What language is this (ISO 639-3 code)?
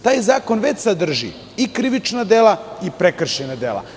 srp